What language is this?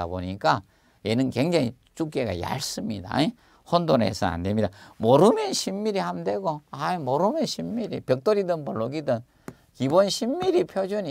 Korean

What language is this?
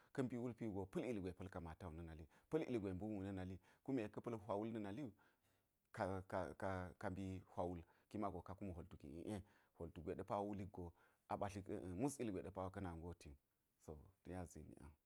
Geji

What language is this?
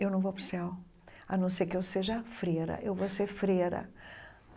Portuguese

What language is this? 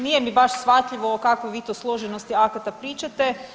Croatian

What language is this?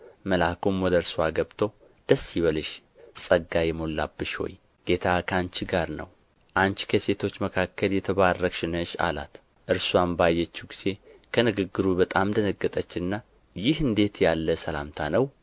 Amharic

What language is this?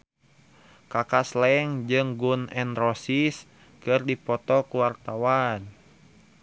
Sundanese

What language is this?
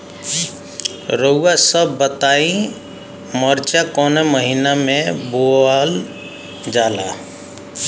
Bhojpuri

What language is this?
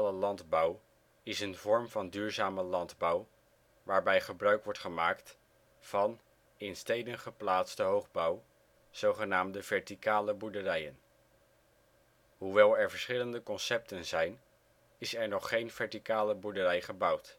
Dutch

